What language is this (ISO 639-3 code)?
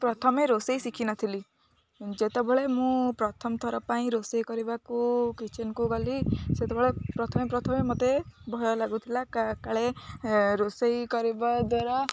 ori